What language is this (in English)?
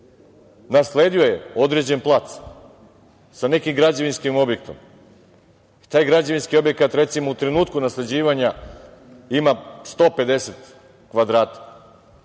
Serbian